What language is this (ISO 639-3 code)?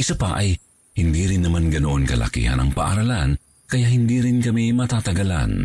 fil